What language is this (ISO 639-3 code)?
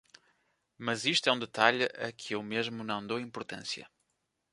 por